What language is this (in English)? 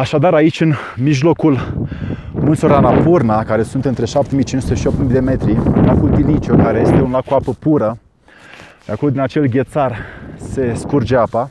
Romanian